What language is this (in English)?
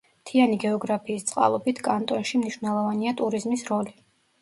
Georgian